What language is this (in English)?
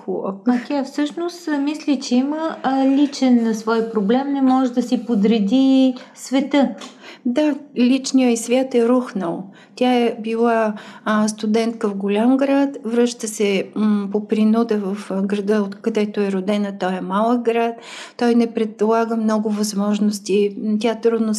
Bulgarian